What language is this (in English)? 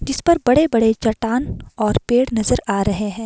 Hindi